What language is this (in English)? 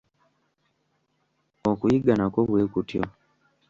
Ganda